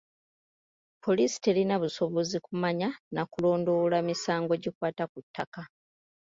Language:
Ganda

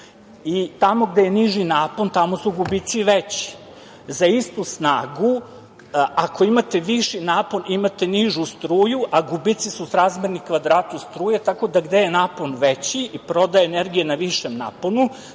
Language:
Serbian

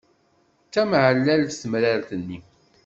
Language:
Kabyle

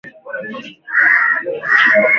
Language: Swahili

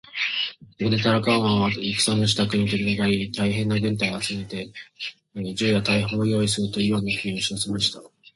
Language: Japanese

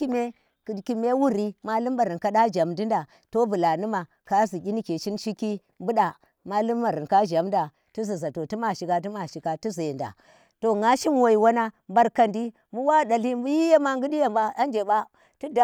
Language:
Tera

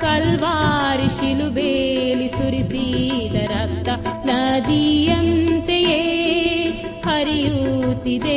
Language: Kannada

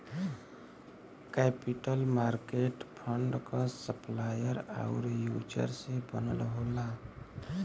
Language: Bhojpuri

